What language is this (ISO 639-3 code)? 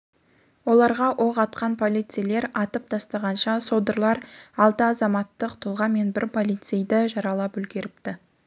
kaz